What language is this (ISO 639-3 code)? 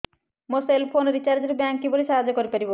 ori